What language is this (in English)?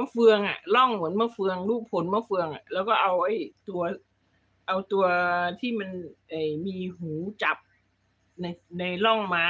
Thai